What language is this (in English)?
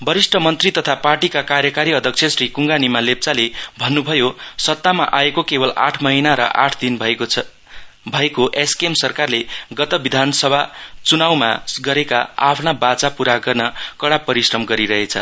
Nepali